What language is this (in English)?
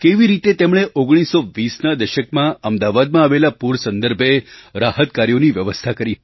Gujarati